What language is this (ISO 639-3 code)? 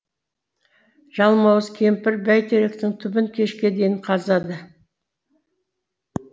kaz